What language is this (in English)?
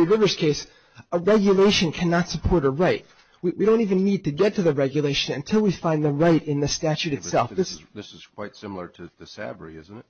English